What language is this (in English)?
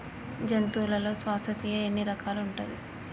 Telugu